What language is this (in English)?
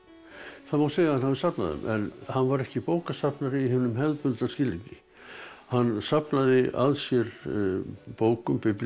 Icelandic